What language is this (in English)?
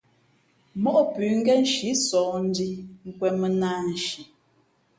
Fe'fe'